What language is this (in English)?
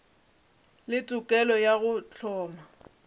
Northern Sotho